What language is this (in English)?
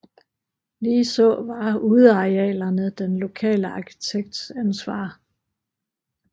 Danish